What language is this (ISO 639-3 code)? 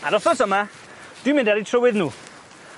cym